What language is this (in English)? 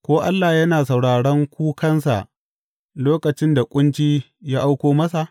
Hausa